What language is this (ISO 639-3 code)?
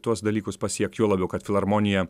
lit